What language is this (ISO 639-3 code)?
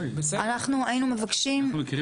heb